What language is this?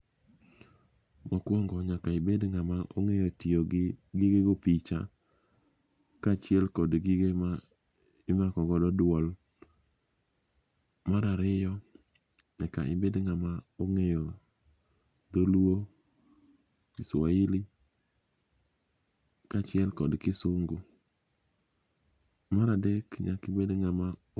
Luo (Kenya and Tanzania)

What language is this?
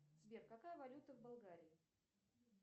Russian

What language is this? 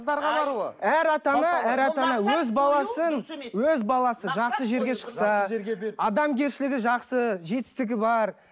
Kazakh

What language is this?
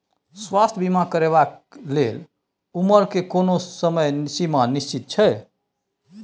Maithili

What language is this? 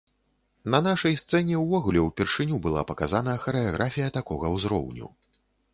Belarusian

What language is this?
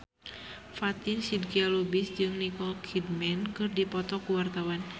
Sundanese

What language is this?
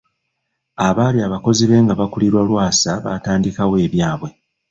Ganda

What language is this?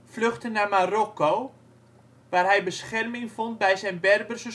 Dutch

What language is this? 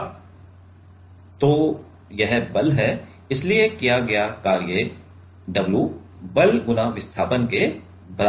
Hindi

